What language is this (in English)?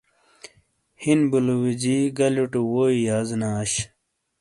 Shina